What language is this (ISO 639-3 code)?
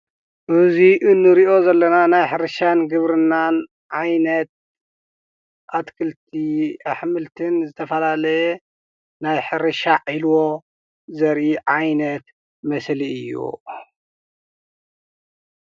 tir